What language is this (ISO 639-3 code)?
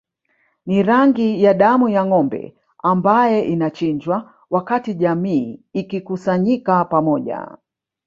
swa